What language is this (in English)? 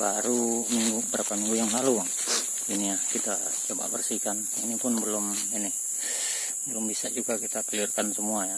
Indonesian